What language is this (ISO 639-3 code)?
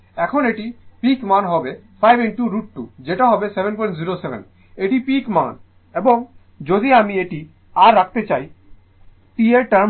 ben